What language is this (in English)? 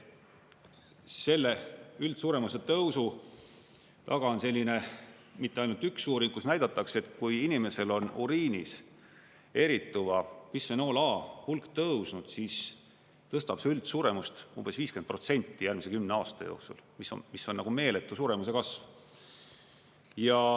Estonian